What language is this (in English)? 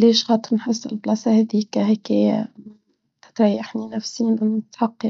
Tunisian Arabic